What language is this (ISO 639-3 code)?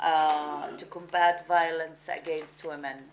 heb